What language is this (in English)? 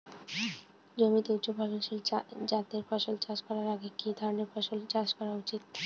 Bangla